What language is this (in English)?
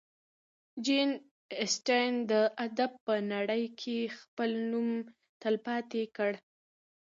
Pashto